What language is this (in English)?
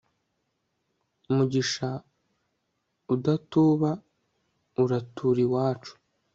Kinyarwanda